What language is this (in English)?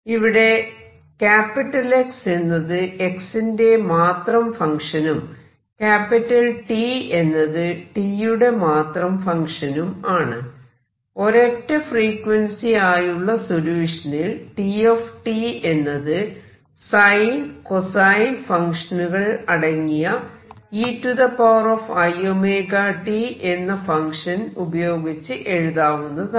Malayalam